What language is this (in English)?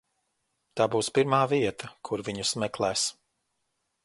Latvian